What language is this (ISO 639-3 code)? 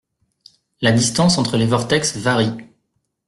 fra